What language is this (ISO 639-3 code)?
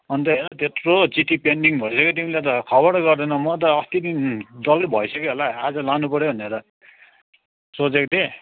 nep